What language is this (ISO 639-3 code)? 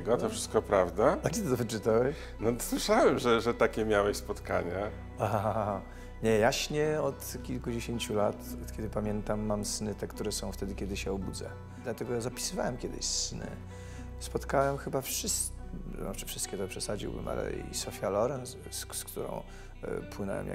pol